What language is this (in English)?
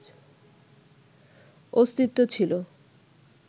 Bangla